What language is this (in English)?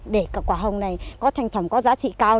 Vietnamese